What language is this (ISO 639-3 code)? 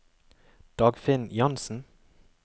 nor